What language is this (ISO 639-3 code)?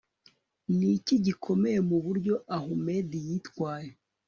kin